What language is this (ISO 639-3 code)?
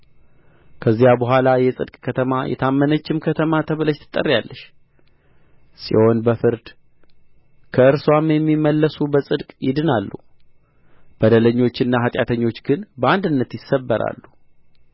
amh